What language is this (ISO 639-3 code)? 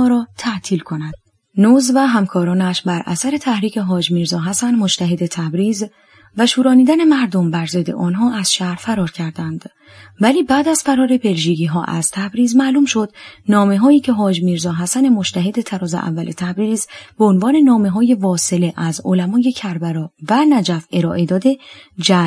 fas